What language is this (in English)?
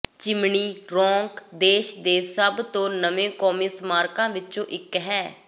Punjabi